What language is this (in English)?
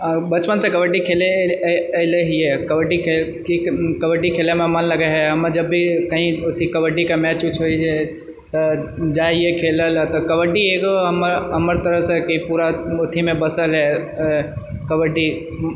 Maithili